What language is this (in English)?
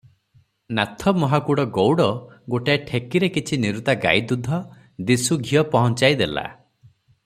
Odia